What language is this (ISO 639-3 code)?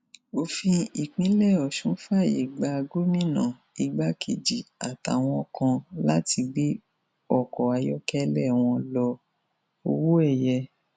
yor